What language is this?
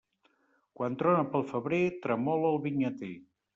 Catalan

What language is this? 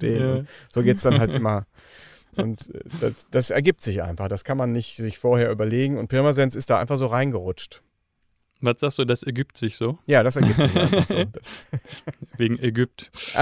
German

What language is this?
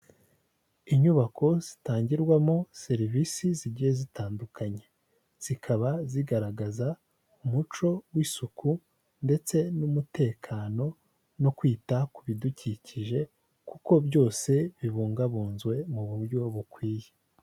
Kinyarwanda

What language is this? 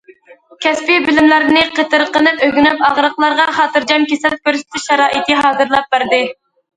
Uyghur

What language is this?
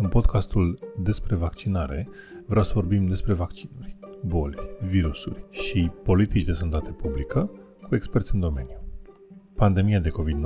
Romanian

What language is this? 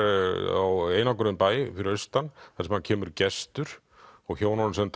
Icelandic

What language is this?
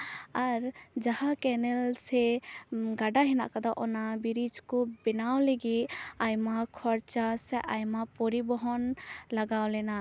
Santali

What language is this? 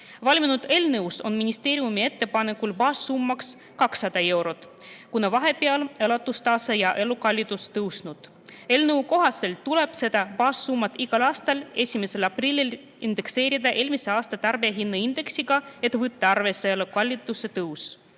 Estonian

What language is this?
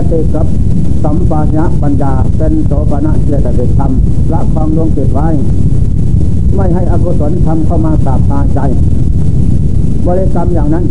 Thai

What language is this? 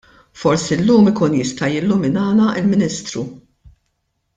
Maltese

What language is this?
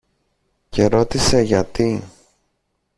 Greek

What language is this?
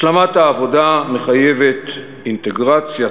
Hebrew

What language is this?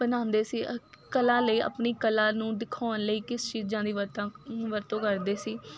Punjabi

